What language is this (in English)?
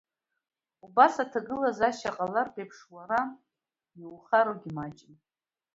Abkhazian